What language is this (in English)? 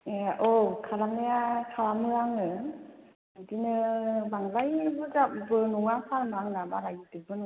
Bodo